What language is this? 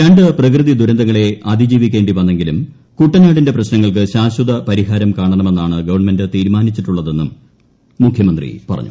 Malayalam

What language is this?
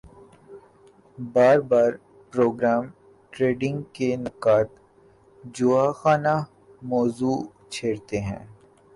Urdu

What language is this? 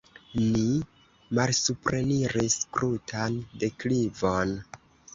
Esperanto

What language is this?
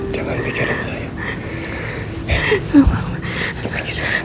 Indonesian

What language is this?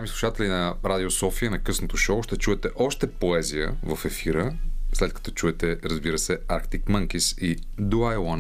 Bulgarian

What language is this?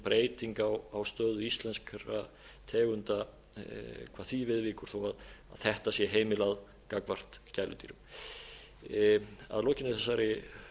Icelandic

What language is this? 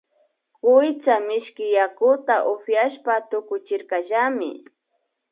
Imbabura Highland Quichua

